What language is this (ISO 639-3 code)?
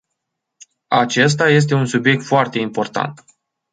ron